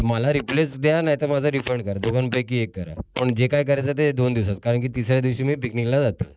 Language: Marathi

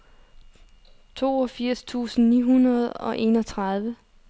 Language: Danish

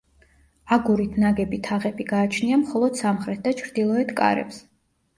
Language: Georgian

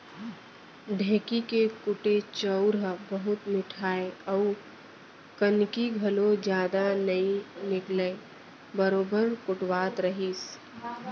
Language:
Chhattisgarhi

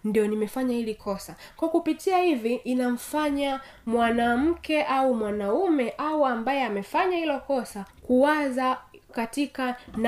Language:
Swahili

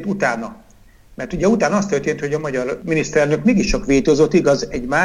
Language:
Hungarian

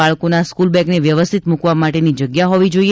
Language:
Gujarati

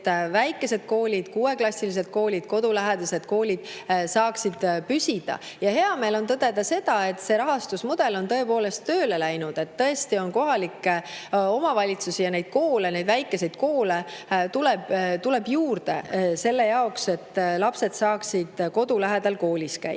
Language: Estonian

